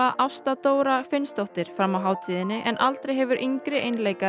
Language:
Icelandic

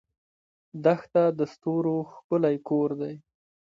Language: Pashto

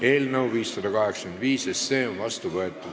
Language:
Estonian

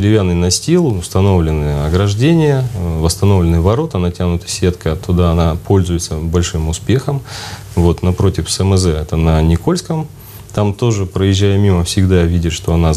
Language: Russian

